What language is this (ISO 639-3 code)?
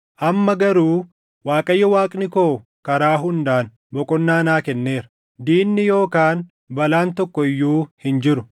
orm